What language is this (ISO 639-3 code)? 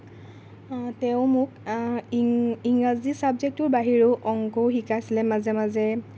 asm